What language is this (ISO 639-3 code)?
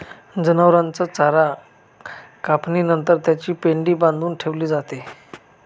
mar